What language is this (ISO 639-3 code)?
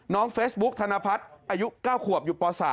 tha